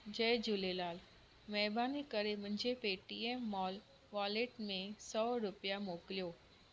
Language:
Sindhi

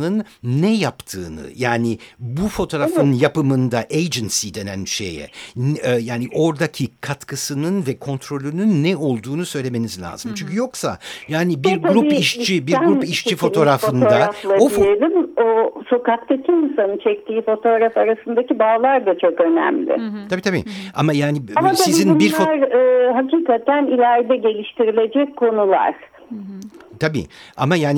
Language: Turkish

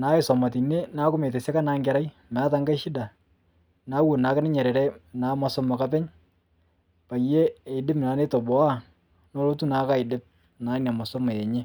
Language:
Masai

